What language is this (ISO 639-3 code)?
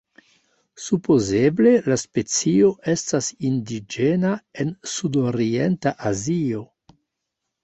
epo